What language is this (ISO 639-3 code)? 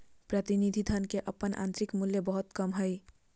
mag